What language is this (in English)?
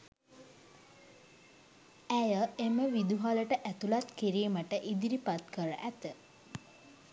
Sinhala